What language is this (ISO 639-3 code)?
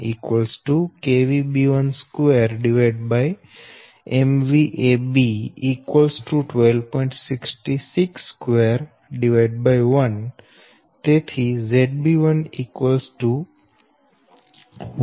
guj